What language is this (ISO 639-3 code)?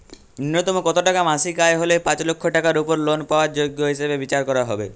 ben